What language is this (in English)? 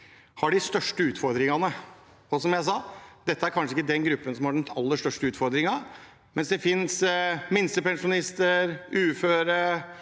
Norwegian